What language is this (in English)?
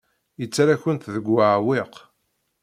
Kabyle